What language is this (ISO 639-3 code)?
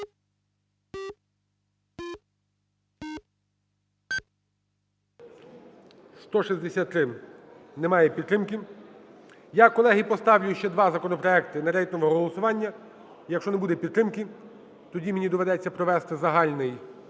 ukr